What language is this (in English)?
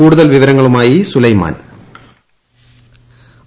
Malayalam